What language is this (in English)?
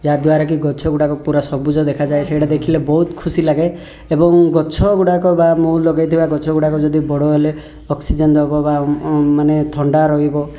Odia